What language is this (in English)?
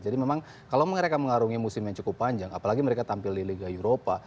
Indonesian